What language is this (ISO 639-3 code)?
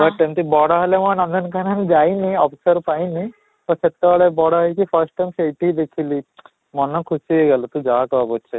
ori